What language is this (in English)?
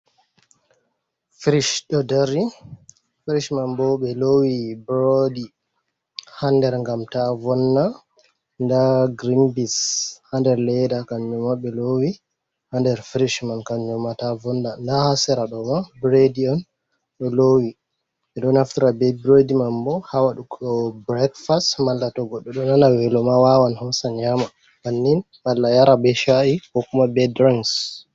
Fula